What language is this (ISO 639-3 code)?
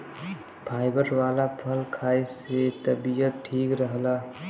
bho